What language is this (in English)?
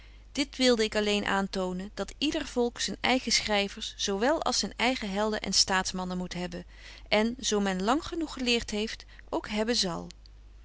Dutch